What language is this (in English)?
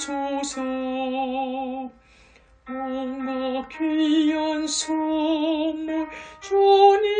Korean